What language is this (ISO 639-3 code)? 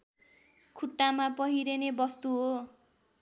nep